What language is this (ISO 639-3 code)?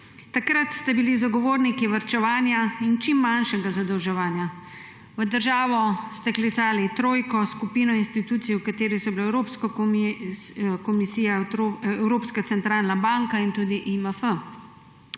slv